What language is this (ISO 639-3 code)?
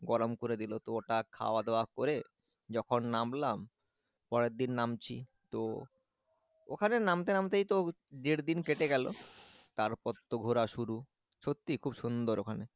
ben